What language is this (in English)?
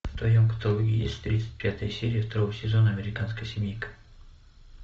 Russian